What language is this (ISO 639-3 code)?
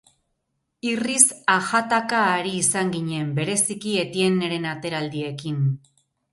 eus